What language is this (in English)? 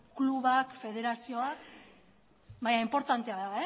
Basque